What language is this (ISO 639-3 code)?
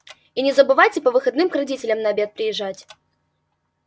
rus